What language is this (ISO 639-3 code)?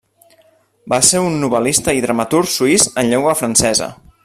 cat